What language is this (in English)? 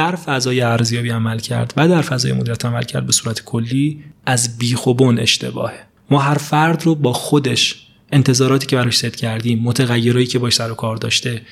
Persian